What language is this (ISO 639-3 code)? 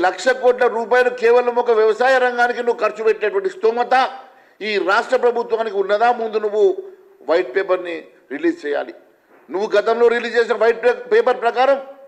tel